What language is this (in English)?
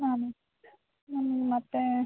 Kannada